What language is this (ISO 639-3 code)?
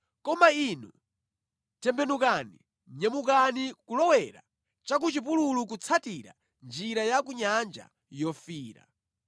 nya